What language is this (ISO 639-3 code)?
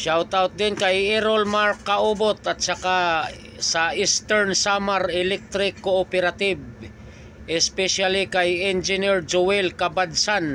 fil